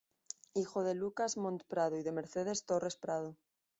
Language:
Spanish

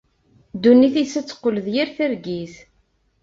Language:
Kabyle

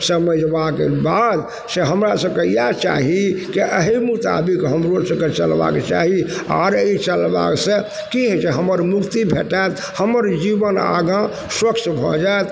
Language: Maithili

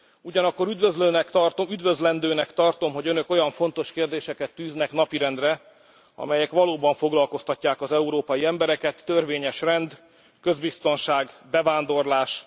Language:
Hungarian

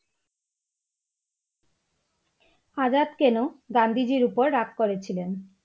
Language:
Bangla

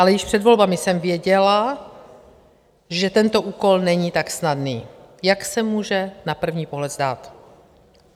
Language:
Czech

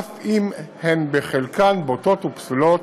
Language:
Hebrew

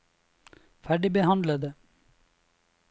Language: Norwegian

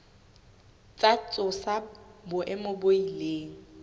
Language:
Southern Sotho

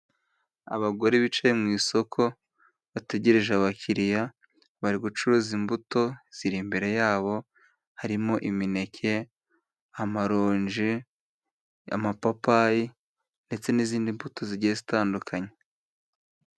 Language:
Kinyarwanda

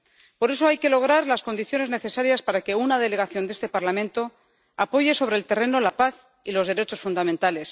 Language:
Spanish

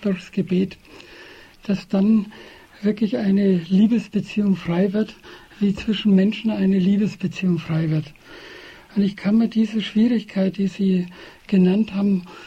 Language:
German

